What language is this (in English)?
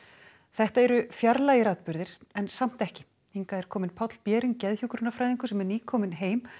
Icelandic